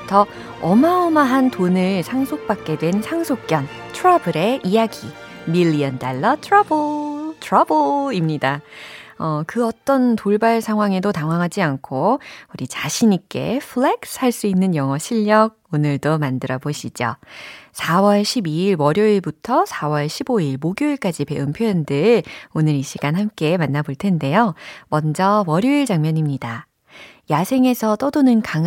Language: Korean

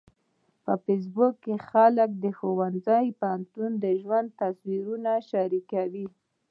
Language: Pashto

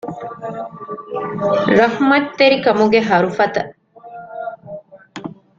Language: Divehi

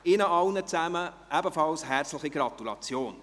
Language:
Swiss German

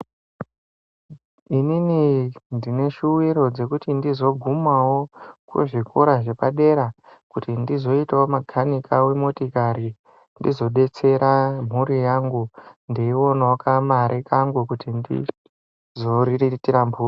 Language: Ndau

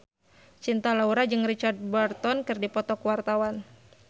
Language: Sundanese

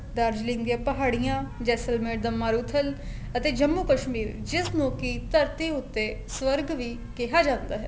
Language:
Punjabi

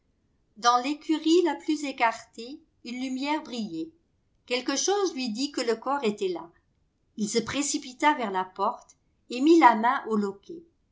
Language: French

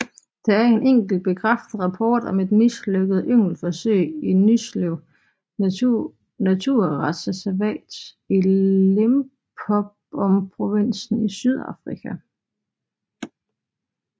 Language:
Danish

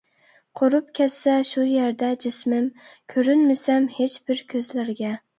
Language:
Uyghur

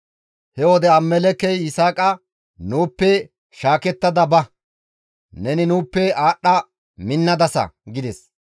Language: Gamo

